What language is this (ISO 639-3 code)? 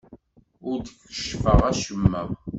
kab